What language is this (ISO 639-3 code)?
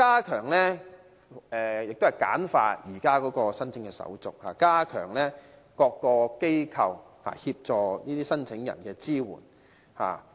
yue